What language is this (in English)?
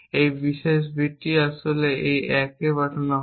Bangla